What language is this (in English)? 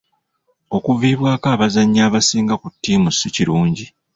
Ganda